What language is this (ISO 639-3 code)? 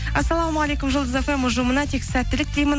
kaz